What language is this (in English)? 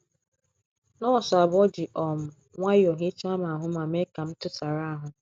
Igbo